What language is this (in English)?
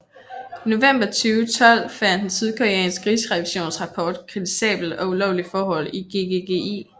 Danish